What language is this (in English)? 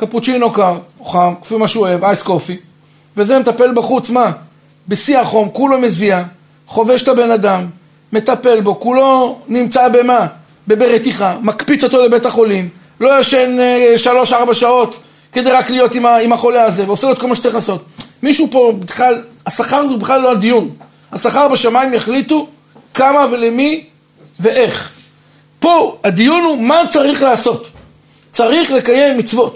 Hebrew